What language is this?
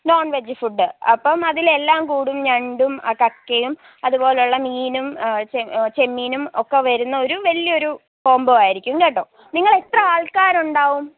Malayalam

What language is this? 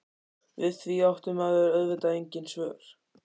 Icelandic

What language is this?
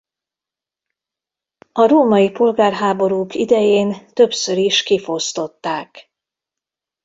Hungarian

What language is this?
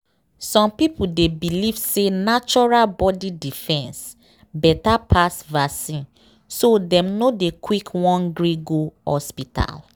Nigerian Pidgin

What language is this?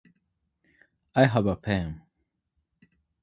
Japanese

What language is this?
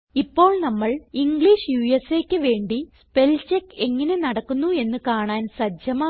Malayalam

